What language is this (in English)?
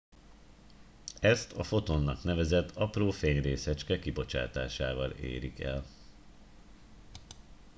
Hungarian